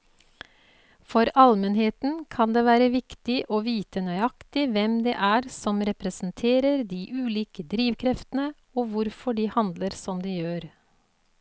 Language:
Norwegian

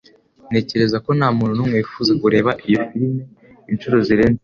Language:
Kinyarwanda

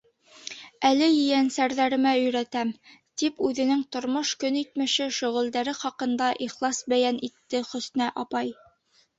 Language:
Bashkir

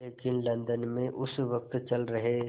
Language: Hindi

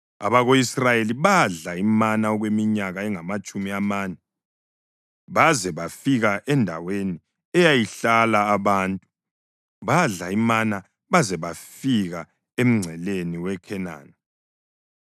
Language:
North Ndebele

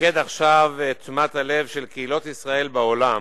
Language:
Hebrew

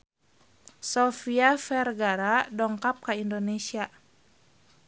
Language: Sundanese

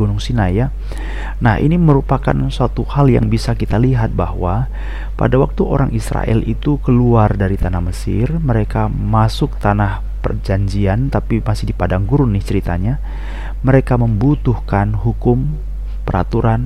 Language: Indonesian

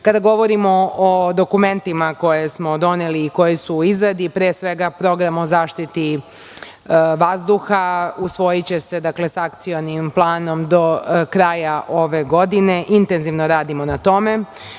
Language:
Serbian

